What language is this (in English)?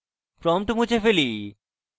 Bangla